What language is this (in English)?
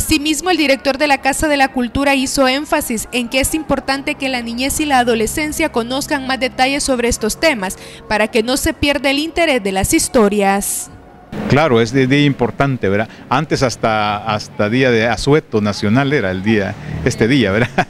Spanish